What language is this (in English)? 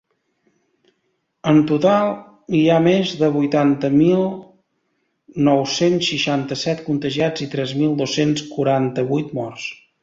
Catalan